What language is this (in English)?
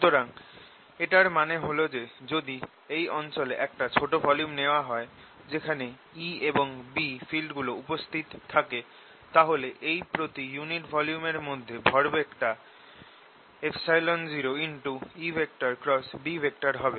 Bangla